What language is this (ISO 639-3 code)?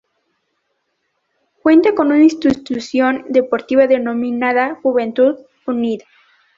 spa